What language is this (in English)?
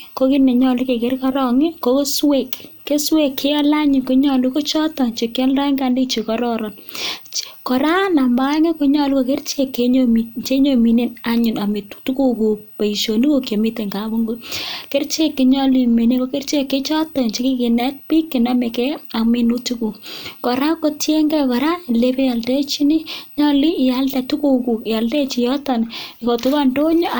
Kalenjin